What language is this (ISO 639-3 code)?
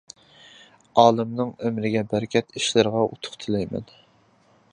uig